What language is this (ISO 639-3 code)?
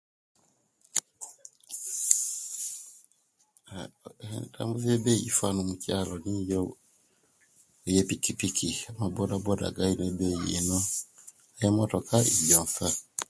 lke